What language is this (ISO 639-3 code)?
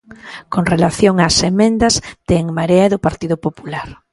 glg